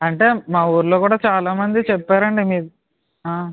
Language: Telugu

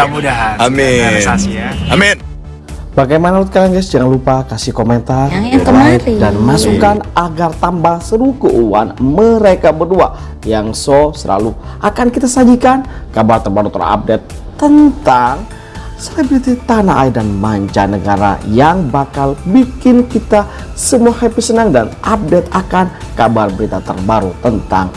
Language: Indonesian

